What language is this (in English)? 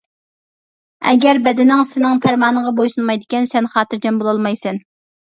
Uyghur